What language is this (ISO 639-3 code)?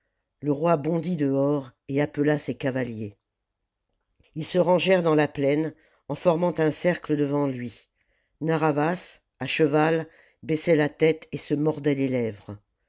fra